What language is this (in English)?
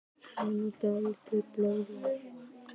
Icelandic